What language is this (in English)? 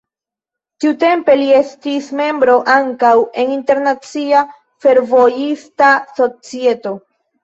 Esperanto